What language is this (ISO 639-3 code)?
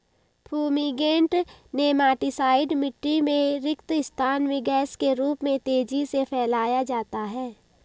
hin